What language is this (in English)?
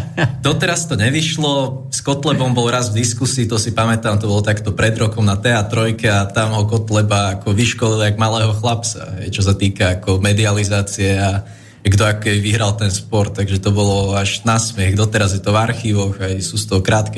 Slovak